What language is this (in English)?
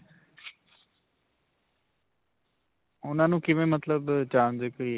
Punjabi